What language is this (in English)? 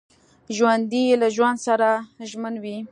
Pashto